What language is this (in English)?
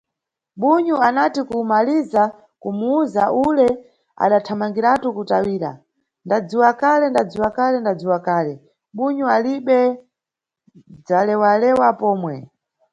Nyungwe